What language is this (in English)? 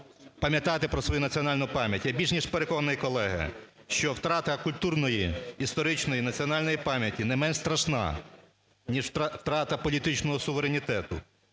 Ukrainian